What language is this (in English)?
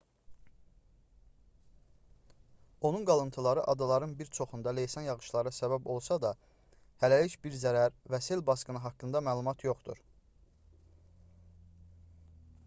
Azerbaijani